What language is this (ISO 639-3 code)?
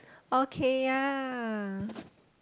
eng